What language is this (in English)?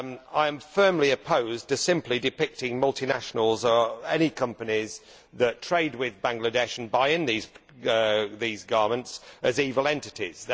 English